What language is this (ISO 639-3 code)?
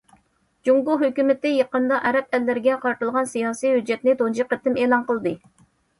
uig